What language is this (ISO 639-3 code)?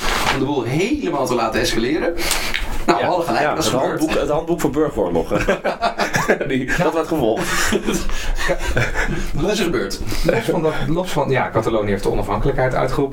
nld